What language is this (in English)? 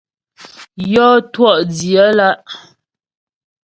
Ghomala